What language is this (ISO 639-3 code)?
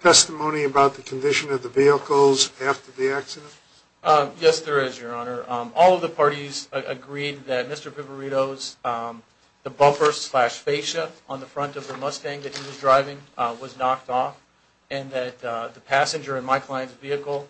eng